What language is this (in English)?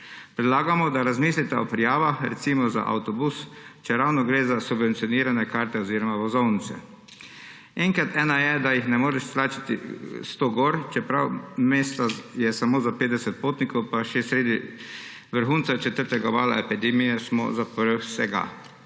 Slovenian